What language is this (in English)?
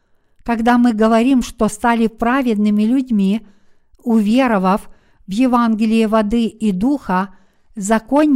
Russian